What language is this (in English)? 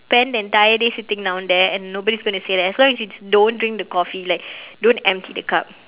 English